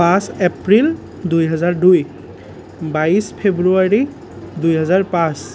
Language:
Assamese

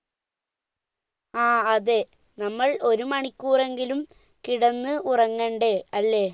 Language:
Malayalam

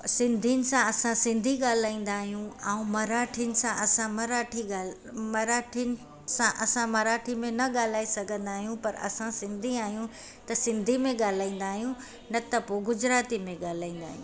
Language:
Sindhi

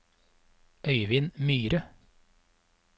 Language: Norwegian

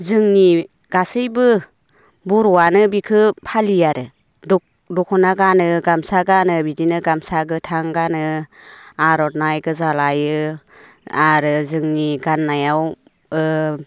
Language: Bodo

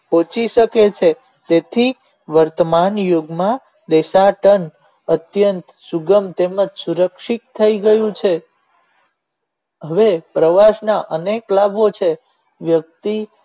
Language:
Gujarati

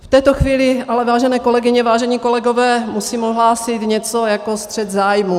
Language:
Czech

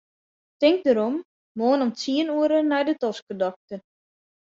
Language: Western Frisian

